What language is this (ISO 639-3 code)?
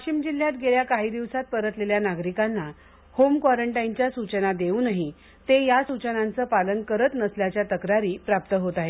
mar